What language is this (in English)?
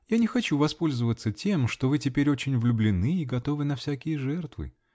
Russian